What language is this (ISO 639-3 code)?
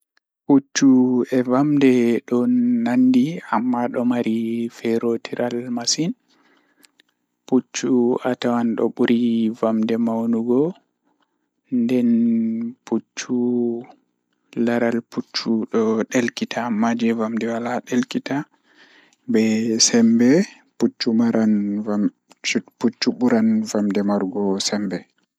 ful